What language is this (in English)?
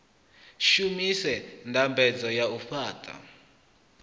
Venda